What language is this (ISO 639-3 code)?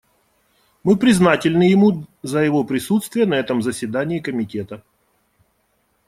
rus